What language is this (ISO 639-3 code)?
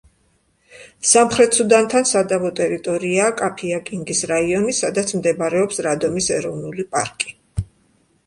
kat